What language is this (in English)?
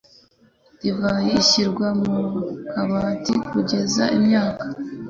Kinyarwanda